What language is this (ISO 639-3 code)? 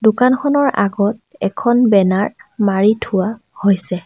asm